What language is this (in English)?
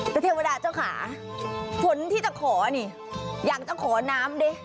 Thai